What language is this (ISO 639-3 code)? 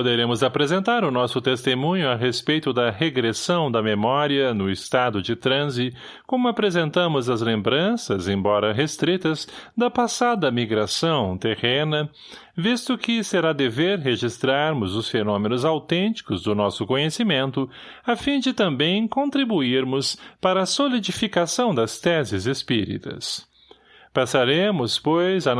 por